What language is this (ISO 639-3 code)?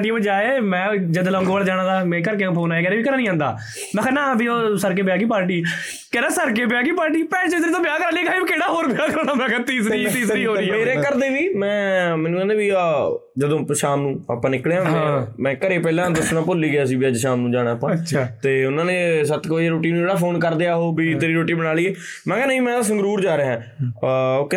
pan